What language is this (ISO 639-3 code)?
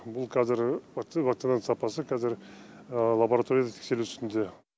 kaz